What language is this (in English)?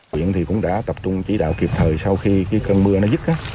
Vietnamese